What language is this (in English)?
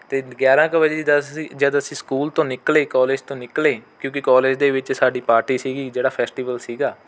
Punjabi